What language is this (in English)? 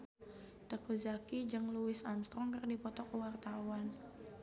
Sundanese